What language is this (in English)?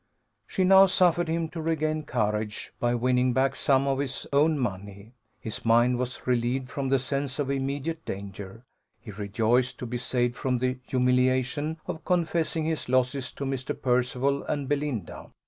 English